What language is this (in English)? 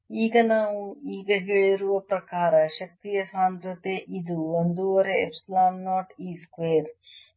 Kannada